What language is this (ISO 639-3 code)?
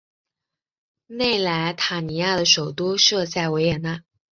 zho